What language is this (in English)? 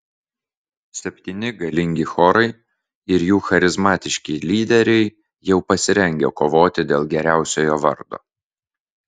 Lithuanian